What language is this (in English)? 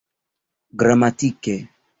Esperanto